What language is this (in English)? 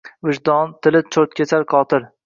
Uzbek